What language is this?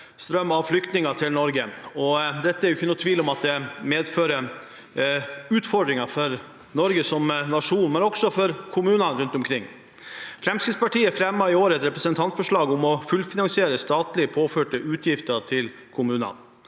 Norwegian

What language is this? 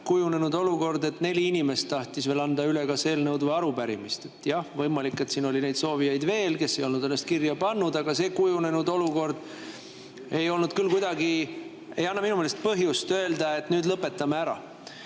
Estonian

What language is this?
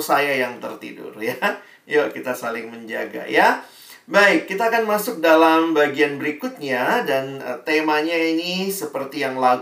Indonesian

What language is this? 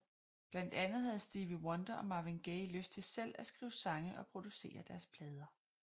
Danish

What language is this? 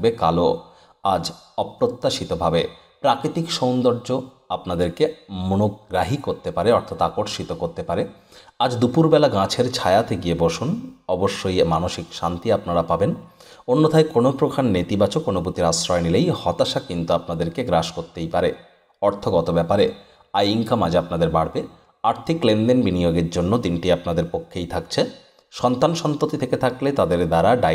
Bangla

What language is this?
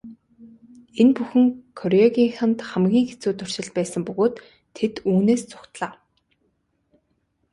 Mongolian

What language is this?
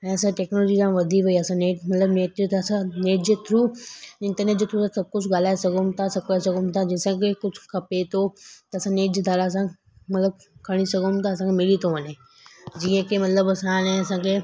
Sindhi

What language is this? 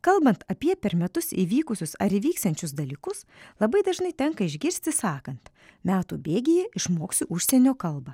Lithuanian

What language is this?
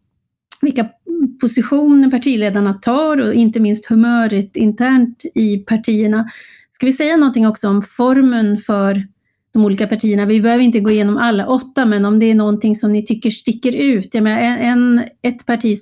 Swedish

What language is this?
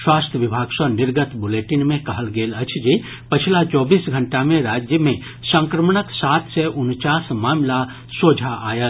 Maithili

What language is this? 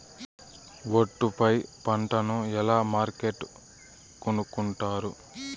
Telugu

